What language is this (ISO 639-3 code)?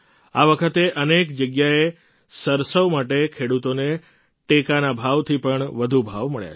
guj